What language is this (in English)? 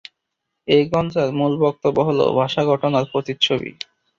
Bangla